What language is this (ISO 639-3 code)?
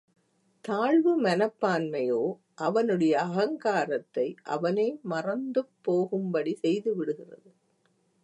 tam